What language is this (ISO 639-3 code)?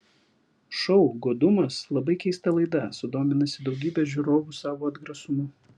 lit